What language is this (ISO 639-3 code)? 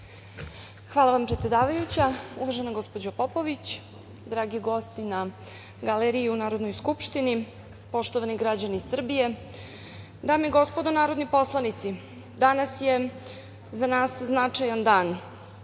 srp